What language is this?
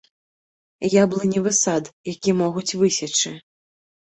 Belarusian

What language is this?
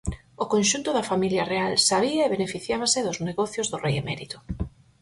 Galician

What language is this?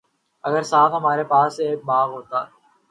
Urdu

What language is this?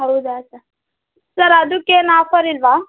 Kannada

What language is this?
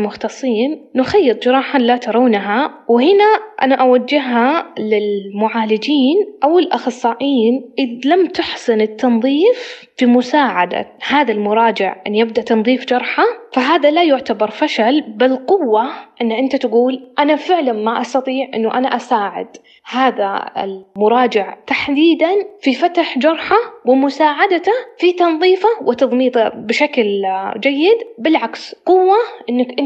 Arabic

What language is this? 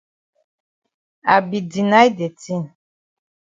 Cameroon Pidgin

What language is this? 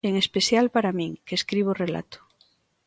Galician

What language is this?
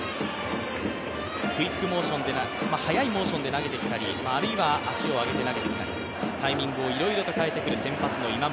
Japanese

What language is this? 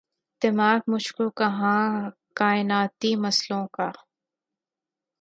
Urdu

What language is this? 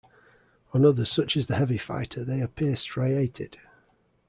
English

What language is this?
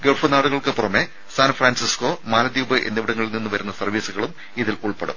Malayalam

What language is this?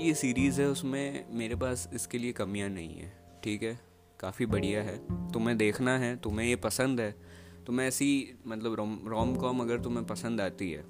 Hindi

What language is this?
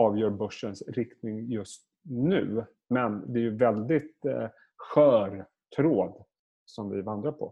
Swedish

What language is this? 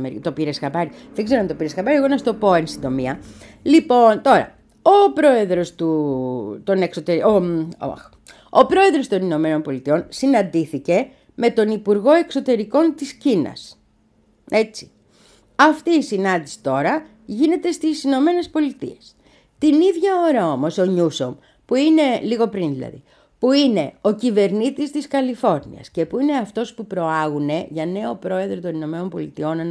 Greek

